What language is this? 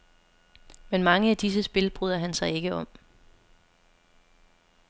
Danish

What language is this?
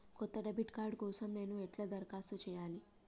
Telugu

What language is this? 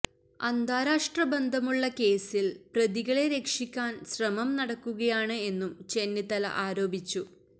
Malayalam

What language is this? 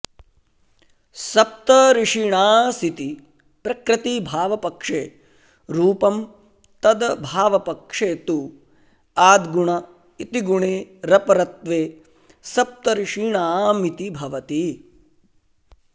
Sanskrit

